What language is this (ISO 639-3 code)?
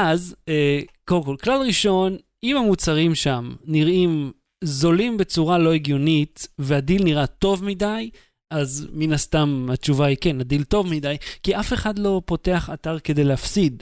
heb